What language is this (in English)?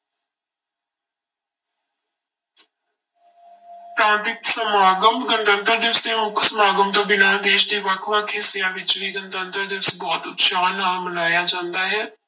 Punjabi